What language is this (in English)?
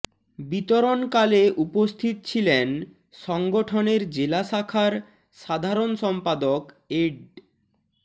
Bangla